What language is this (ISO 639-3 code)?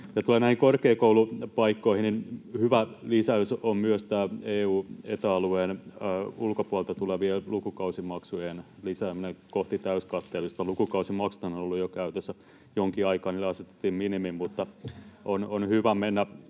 fin